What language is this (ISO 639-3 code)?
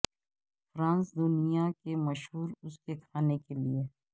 urd